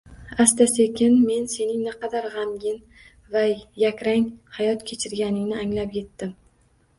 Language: Uzbek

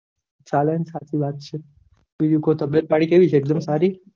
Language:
Gujarati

